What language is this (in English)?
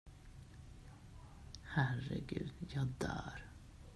Swedish